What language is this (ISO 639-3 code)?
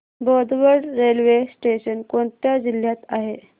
mar